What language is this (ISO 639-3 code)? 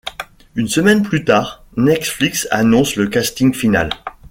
fra